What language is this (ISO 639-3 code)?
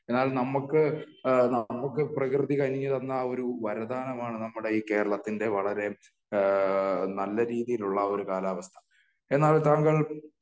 mal